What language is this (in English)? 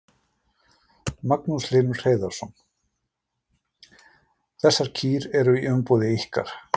Icelandic